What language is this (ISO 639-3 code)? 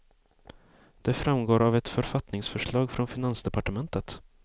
swe